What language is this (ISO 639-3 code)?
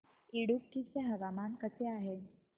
mar